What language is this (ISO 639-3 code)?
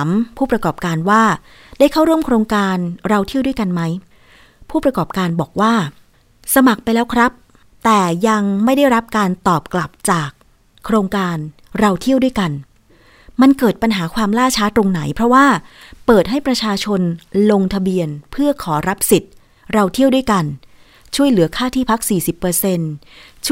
tha